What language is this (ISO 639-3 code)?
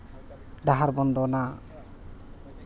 sat